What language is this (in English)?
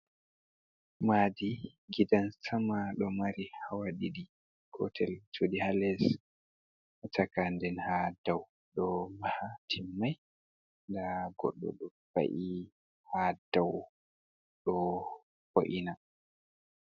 Fula